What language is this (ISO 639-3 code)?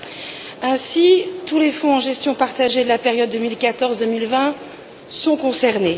fra